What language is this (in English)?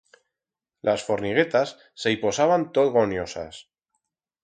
Aragonese